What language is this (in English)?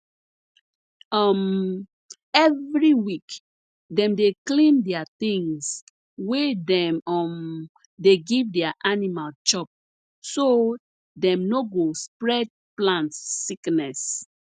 Nigerian Pidgin